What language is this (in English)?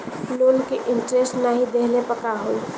Bhojpuri